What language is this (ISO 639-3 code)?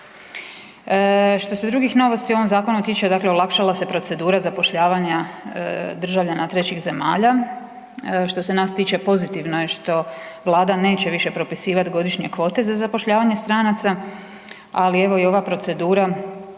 hrv